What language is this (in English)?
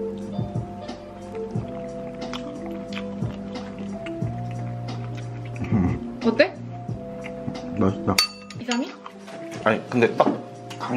Korean